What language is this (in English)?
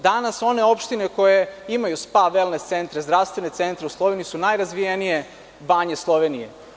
Serbian